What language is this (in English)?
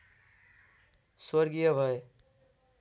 Nepali